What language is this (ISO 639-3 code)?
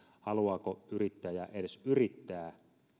fin